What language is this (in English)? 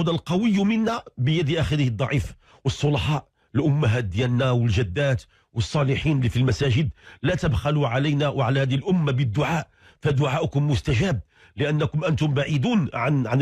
Arabic